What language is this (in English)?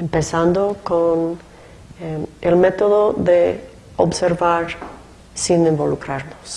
Spanish